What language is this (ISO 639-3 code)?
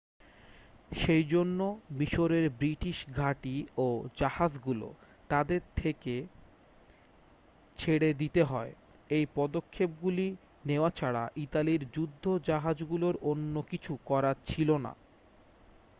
ben